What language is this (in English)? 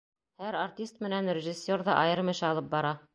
Bashkir